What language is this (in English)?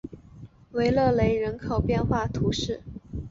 Chinese